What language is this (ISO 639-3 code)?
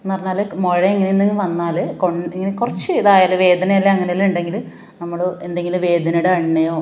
mal